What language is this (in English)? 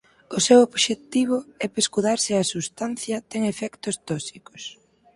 Galician